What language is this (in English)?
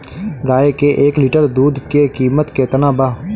Bhojpuri